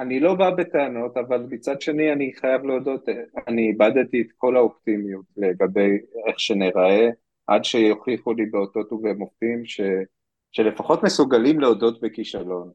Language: Hebrew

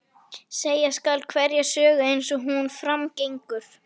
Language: Icelandic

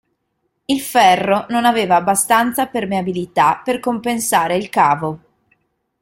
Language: Italian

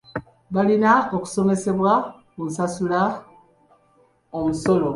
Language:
Ganda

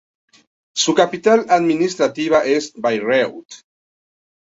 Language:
Spanish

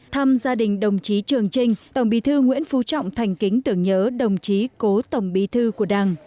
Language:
Vietnamese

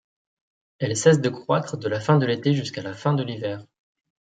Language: French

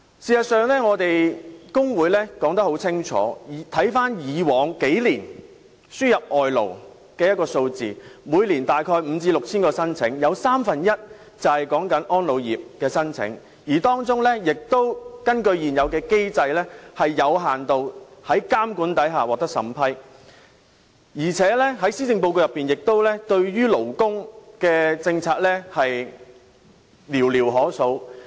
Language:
Cantonese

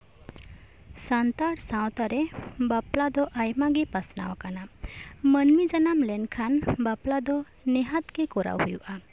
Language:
Santali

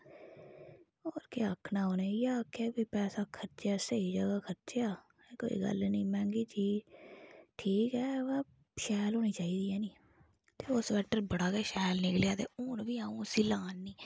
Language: Dogri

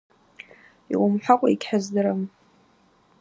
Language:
Abaza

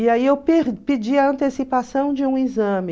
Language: Portuguese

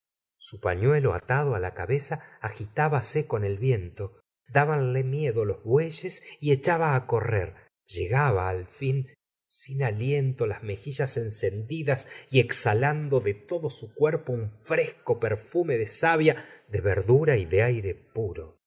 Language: Spanish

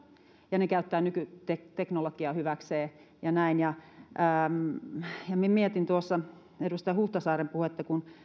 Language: Finnish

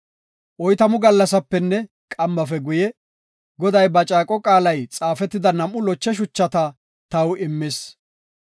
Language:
Gofa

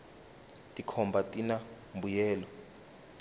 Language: Tsonga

